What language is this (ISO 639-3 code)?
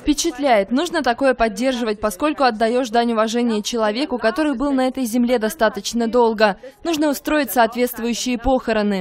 rus